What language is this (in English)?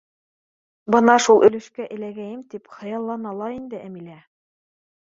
Bashkir